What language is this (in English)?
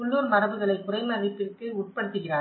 Tamil